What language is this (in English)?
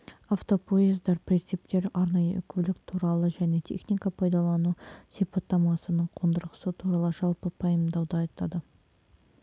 Kazakh